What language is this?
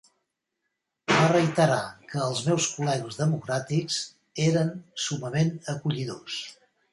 Catalan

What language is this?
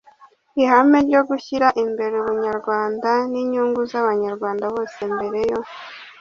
Kinyarwanda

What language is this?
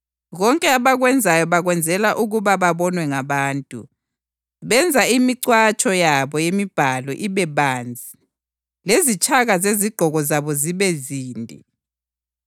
North Ndebele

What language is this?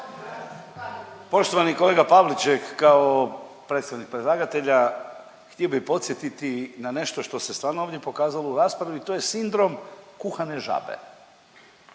Croatian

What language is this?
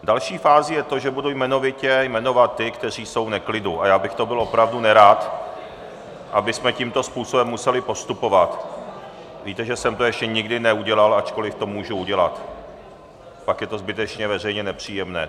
Czech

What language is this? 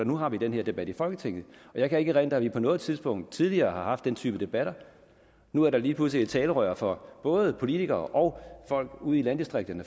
Danish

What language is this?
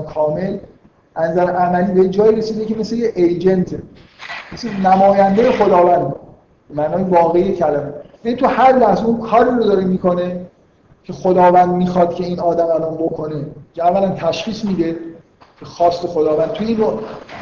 Persian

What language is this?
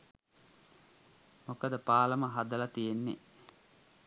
Sinhala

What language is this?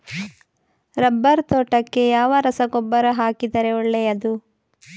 Kannada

